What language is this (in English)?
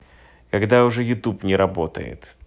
Russian